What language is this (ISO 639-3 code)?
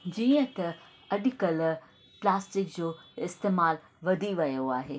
snd